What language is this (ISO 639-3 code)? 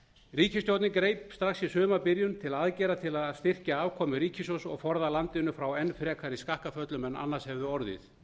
isl